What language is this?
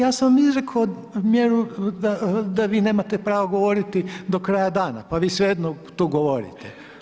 Croatian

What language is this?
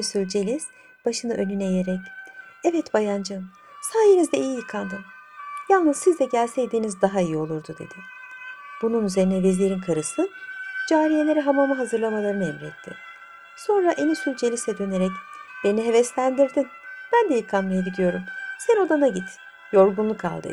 Turkish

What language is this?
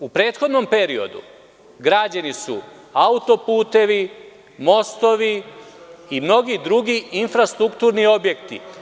Serbian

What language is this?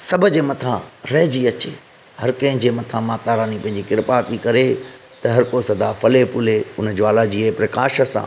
Sindhi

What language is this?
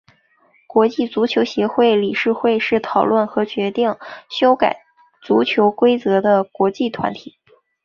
Chinese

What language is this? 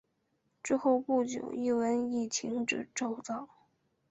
Chinese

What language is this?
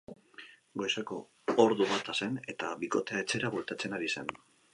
Basque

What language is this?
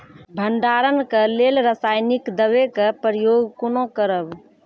Maithili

